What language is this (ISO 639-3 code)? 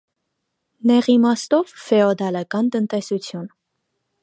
hye